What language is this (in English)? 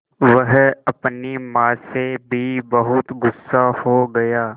Hindi